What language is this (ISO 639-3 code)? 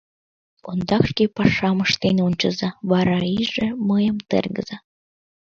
chm